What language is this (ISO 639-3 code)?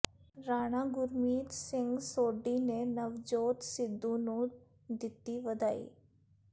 pan